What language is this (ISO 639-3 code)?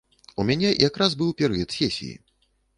bel